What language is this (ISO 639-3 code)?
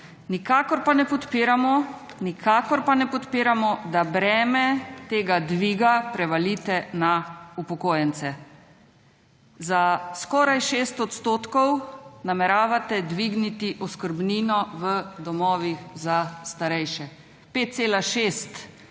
slv